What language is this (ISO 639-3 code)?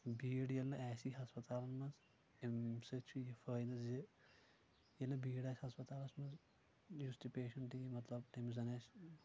kas